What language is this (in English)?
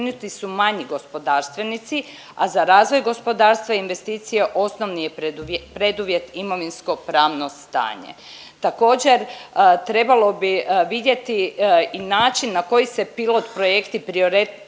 Croatian